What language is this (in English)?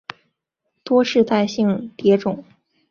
Chinese